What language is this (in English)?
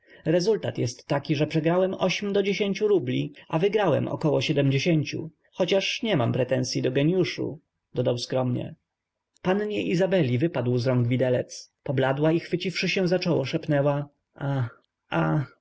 Polish